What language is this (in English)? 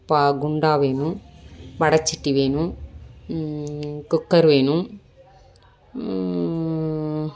Tamil